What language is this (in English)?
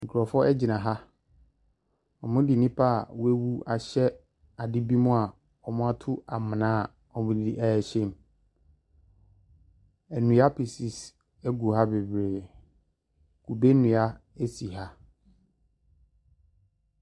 Akan